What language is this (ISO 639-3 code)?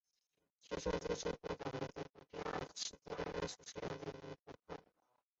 zho